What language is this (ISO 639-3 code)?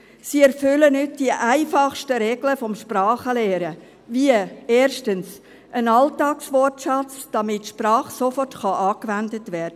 gsw